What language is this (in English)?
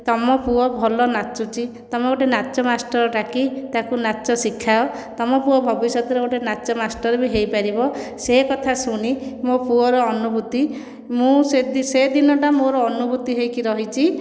Odia